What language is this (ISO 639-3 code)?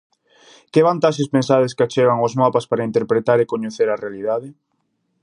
glg